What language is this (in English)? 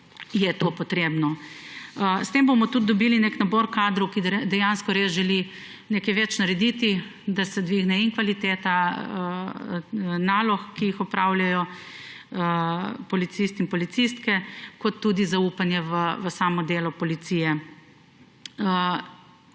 Slovenian